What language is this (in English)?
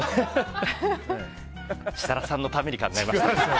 Japanese